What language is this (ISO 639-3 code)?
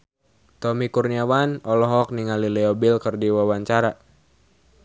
sun